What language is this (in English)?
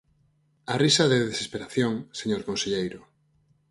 Galician